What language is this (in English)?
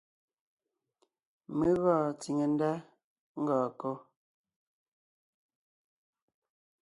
Ngiemboon